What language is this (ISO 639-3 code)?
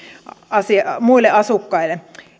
fin